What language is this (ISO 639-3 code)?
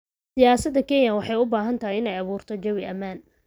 som